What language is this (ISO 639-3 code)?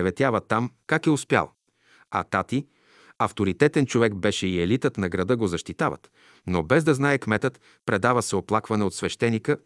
bul